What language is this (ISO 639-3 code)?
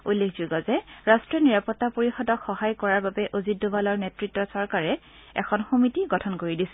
asm